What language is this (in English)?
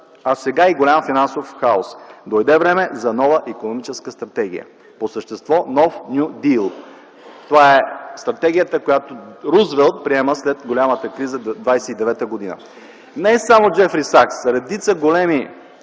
Bulgarian